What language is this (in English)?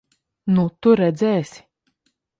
Latvian